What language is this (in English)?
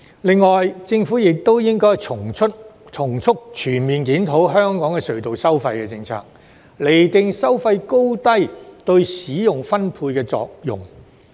Cantonese